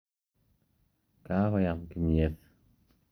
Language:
Kalenjin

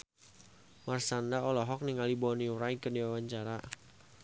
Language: Sundanese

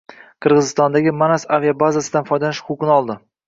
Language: Uzbek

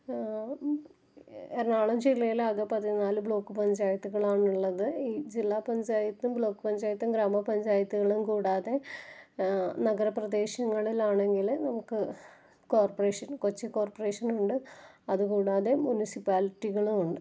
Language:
Malayalam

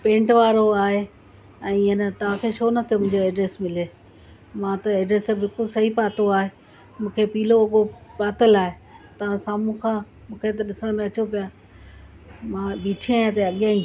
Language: Sindhi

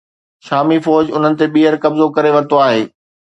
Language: Sindhi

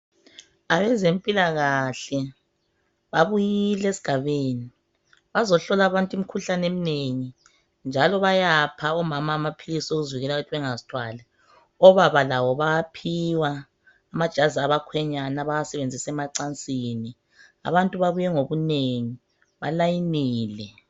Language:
North Ndebele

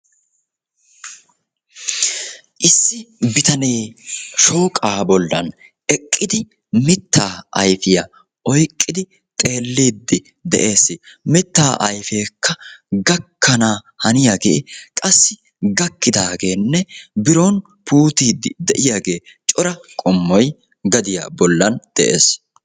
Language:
Wolaytta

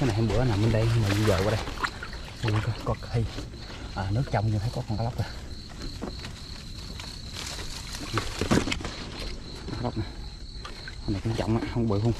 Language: Vietnamese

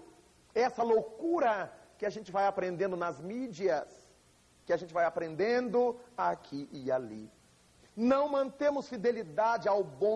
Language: Portuguese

